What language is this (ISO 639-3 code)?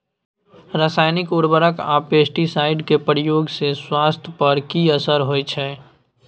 mai